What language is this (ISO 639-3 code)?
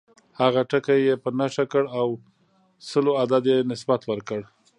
pus